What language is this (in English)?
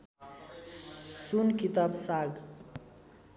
Nepali